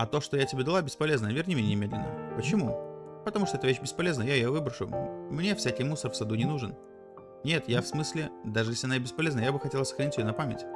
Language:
Russian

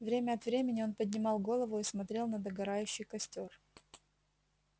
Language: Russian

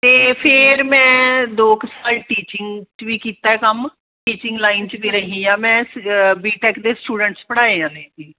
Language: Punjabi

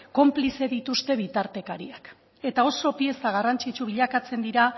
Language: Basque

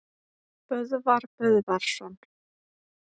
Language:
Icelandic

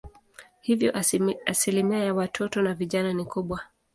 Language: Swahili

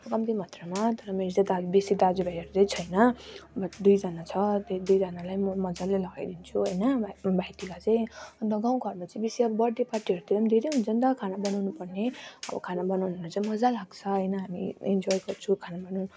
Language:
Nepali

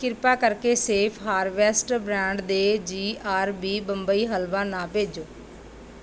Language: Punjabi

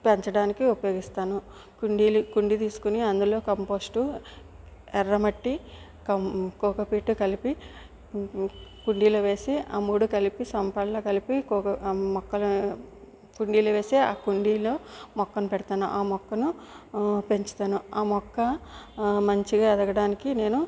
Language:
Telugu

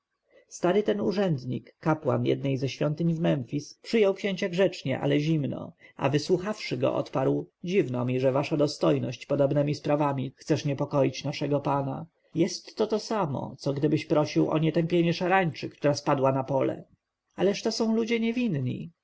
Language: Polish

